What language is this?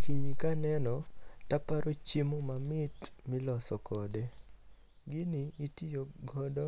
Luo (Kenya and Tanzania)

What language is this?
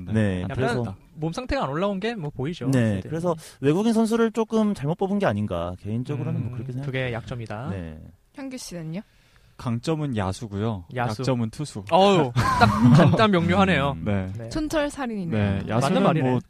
Korean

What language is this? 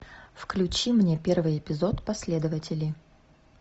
Russian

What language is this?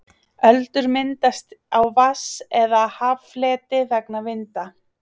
Icelandic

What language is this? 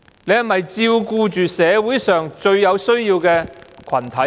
Cantonese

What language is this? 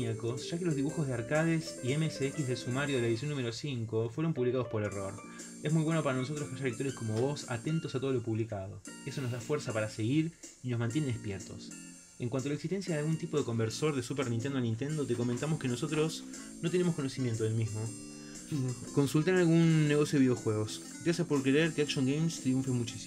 Spanish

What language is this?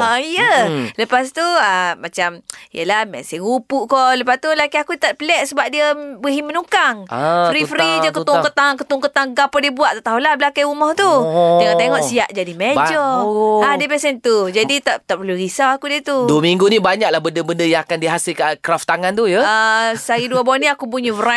Malay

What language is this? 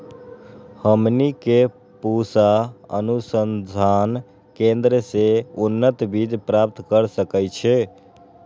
Magahi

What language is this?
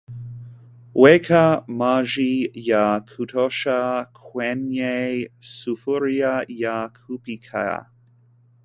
Swahili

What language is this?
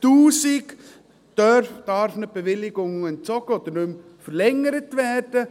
Swiss German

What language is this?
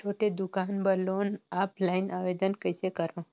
Chhattisgarhi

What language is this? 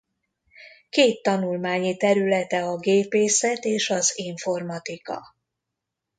Hungarian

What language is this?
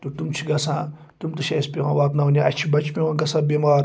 Kashmiri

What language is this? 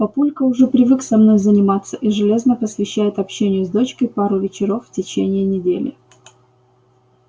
Russian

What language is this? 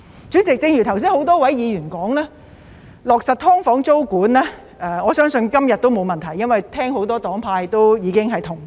Cantonese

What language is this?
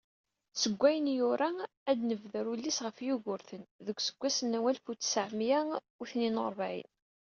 Kabyle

